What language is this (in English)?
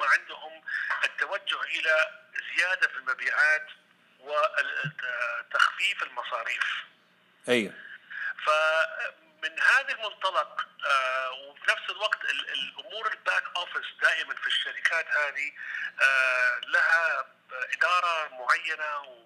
Arabic